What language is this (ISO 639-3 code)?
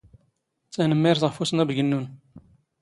zgh